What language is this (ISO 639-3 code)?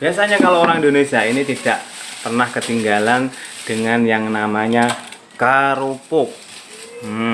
ind